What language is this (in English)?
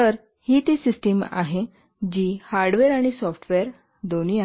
Marathi